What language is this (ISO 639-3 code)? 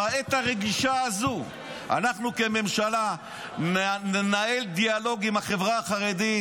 heb